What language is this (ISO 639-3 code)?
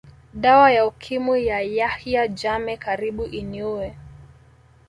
swa